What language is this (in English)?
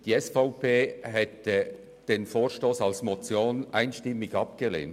Swiss German